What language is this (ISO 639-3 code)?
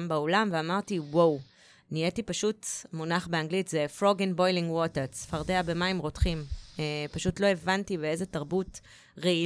heb